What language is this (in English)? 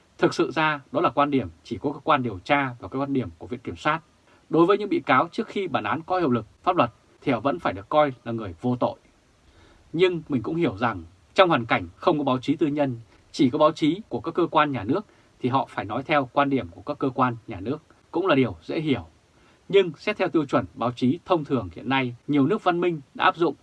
Vietnamese